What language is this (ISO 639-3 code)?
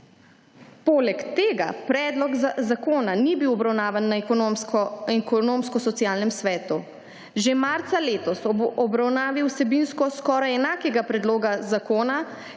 slv